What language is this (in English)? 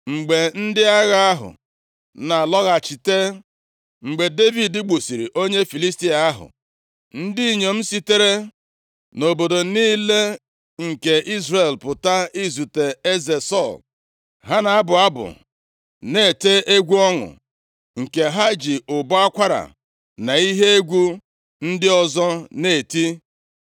Igbo